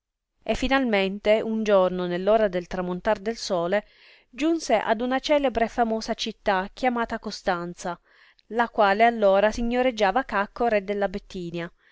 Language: Italian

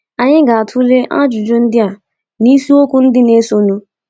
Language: Igbo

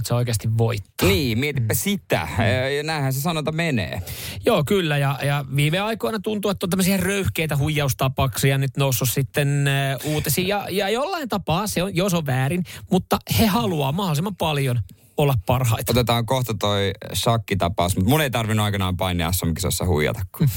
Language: Finnish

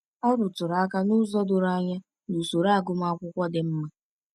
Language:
Igbo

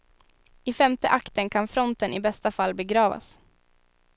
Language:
Swedish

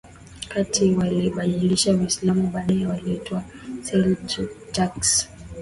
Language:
Swahili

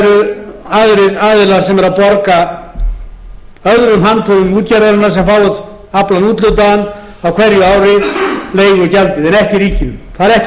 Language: Icelandic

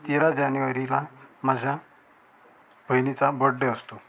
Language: Marathi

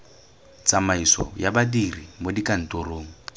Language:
Tswana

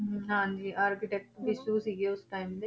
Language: Punjabi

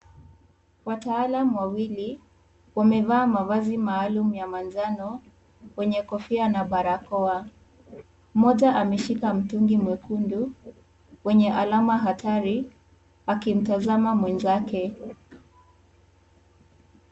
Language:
Swahili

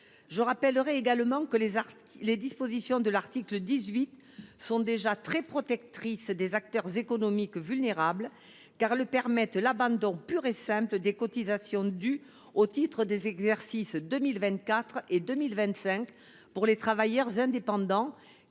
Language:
French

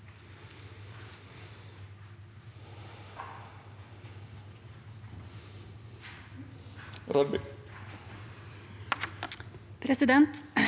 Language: Norwegian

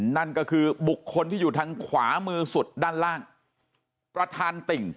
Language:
Thai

